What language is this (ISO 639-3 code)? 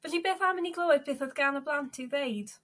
cym